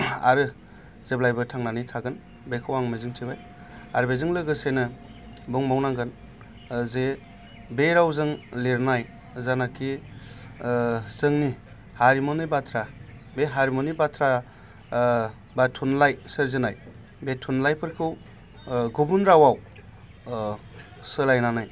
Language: Bodo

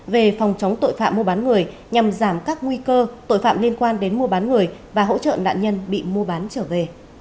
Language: Vietnamese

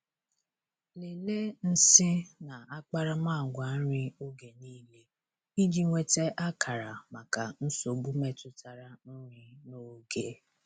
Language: Igbo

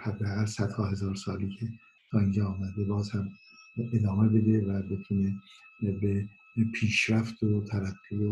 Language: Persian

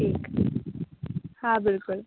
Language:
Sindhi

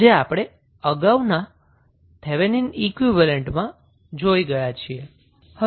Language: Gujarati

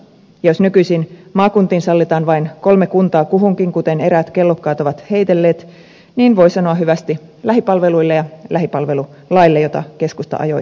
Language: Finnish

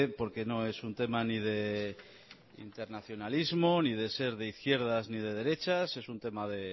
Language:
Spanish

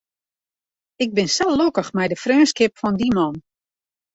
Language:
Western Frisian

